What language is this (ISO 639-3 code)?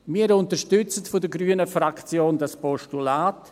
gsw